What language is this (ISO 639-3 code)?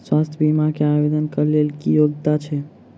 mai